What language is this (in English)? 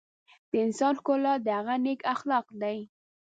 Pashto